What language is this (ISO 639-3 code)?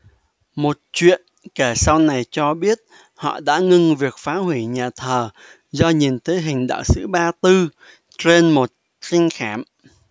vie